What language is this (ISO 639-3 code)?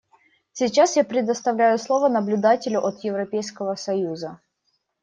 rus